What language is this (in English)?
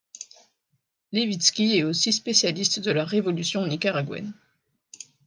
French